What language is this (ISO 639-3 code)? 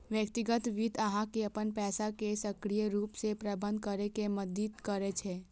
mai